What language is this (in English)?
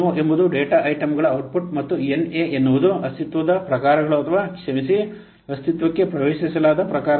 Kannada